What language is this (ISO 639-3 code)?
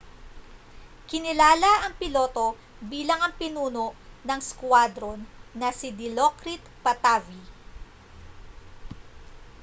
fil